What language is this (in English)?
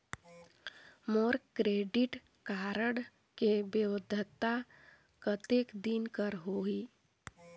Chhattisgarhi